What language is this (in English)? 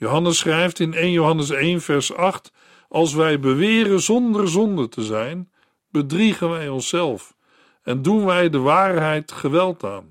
Dutch